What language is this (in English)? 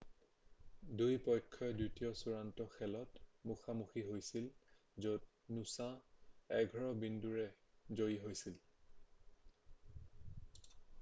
Assamese